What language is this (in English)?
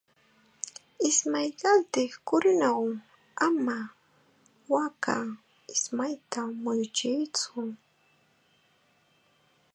Chiquián Ancash Quechua